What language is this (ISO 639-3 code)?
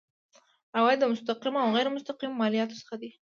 pus